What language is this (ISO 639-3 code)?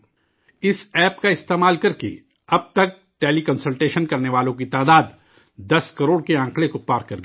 urd